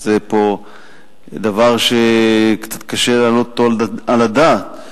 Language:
Hebrew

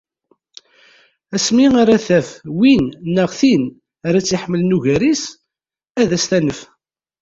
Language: Kabyle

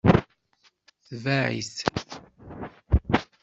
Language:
Kabyle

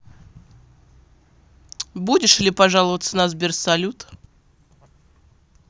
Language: Russian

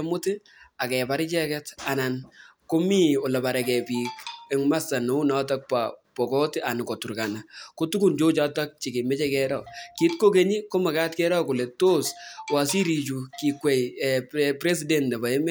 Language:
Kalenjin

